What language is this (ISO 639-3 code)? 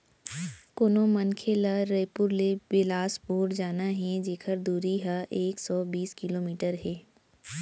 hne